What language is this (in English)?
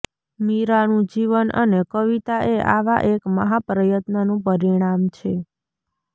Gujarati